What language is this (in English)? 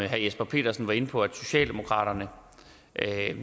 Danish